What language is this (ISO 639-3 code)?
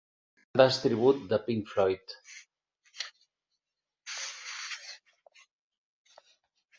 cat